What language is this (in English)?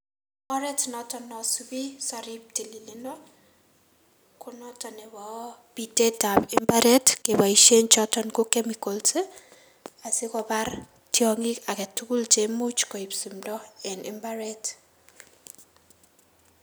Kalenjin